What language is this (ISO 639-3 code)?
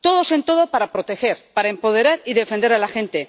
spa